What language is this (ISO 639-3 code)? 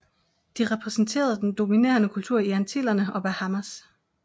dan